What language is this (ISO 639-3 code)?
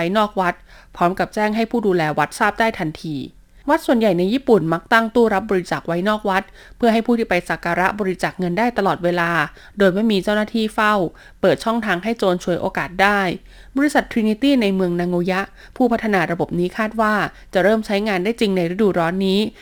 tha